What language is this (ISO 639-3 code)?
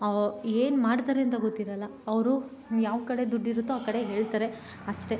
kan